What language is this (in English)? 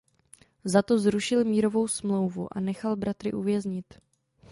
Czech